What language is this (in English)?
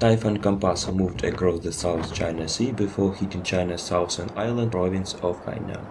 English